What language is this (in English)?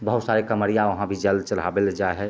Maithili